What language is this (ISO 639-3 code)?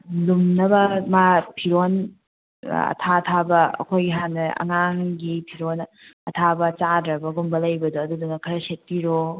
mni